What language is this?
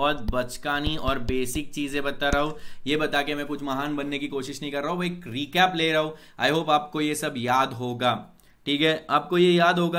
Hindi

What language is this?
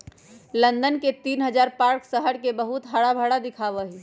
Magahi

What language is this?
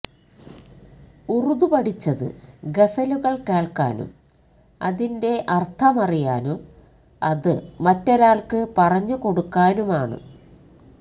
Malayalam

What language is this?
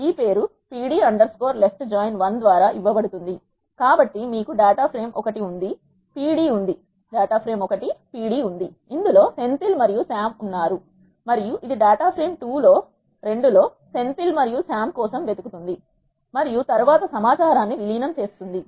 Telugu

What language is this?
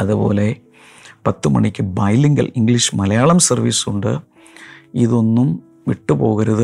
Malayalam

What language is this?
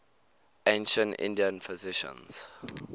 English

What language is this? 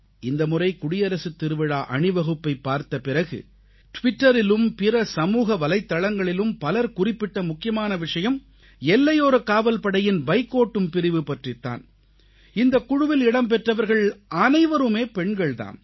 Tamil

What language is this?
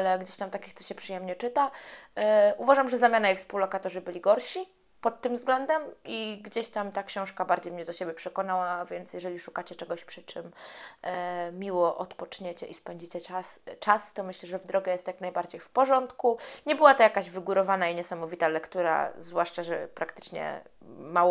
Polish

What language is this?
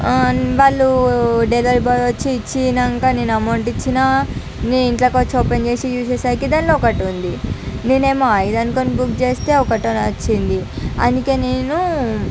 Telugu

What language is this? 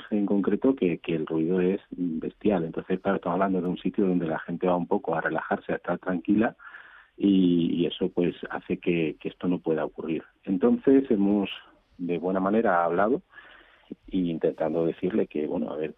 Spanish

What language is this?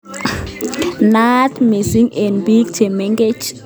Kalenjin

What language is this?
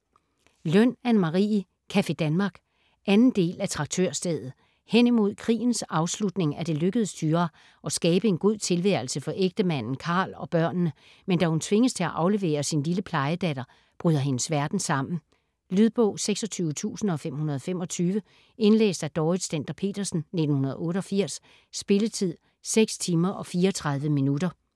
Danish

